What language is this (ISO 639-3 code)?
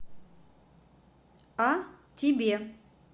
rus